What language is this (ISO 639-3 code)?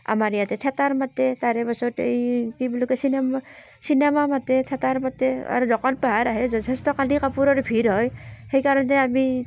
asm